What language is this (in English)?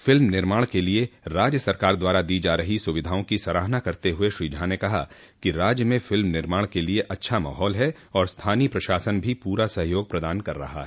Hindi